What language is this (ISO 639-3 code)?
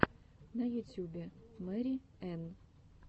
rus